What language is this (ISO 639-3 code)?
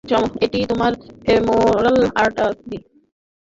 ben